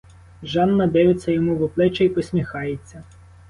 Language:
Ukrainian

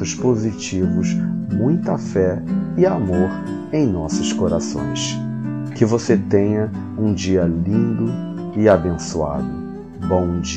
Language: Portuguese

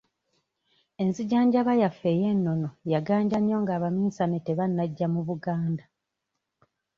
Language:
Ganda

